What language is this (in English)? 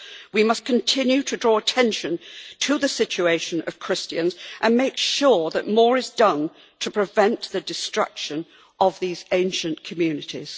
English